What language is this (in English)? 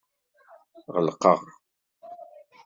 Kabyle